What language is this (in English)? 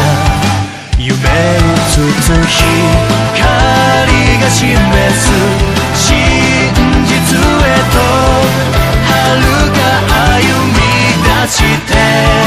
Romanian